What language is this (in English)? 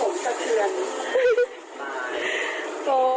Thai